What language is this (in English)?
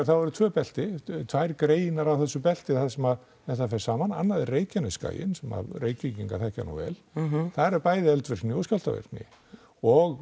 Icelandic